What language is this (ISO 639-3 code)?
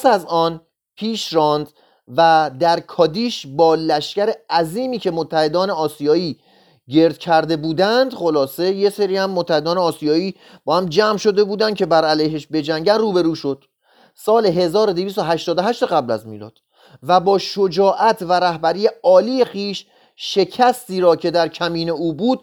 fas